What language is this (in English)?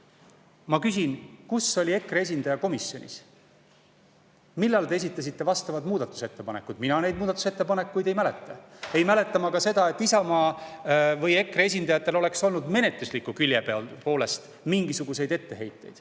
Estonian